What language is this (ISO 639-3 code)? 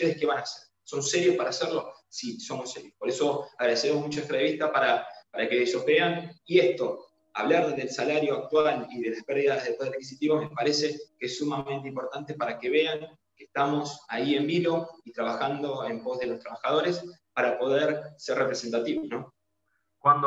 spa